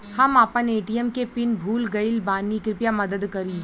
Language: Bhojpuri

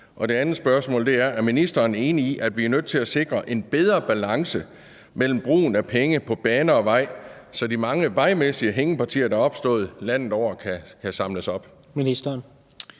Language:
Danish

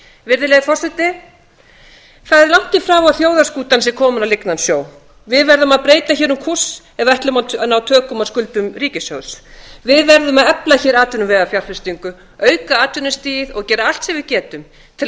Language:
Icelandic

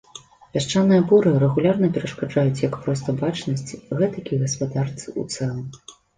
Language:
Belarusian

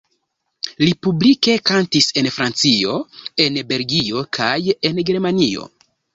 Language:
Esperanto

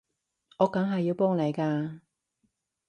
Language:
Cantonese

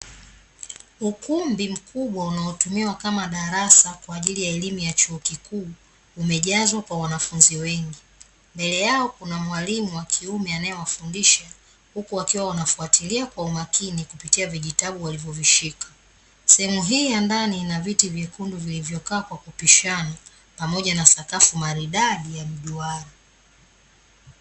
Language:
Swahili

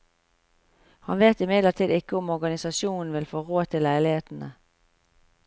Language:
Norwegian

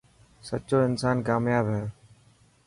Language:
Dhatki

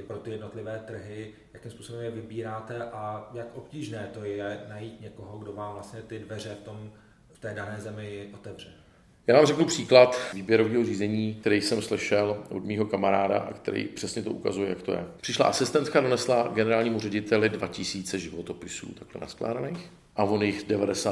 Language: Czech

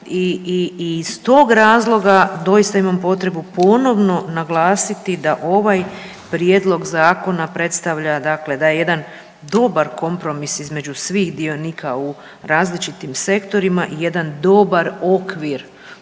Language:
Croatian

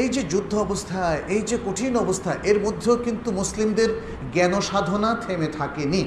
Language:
Bangla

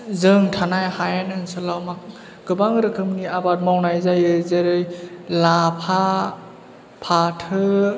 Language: Bodo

